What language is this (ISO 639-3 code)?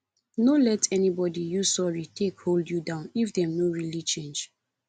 pcm